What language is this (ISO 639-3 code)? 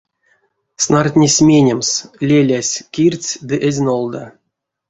myv